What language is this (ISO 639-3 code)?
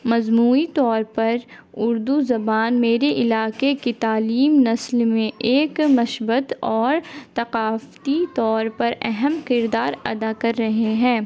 urd